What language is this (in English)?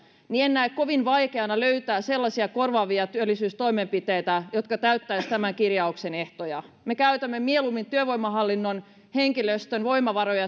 Finnish